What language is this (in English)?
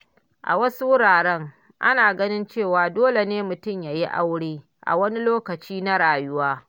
Hausa